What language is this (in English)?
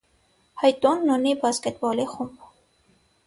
Armenian